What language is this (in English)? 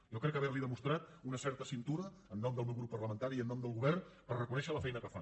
Catalan